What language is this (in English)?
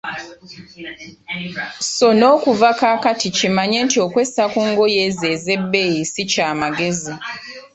Ganda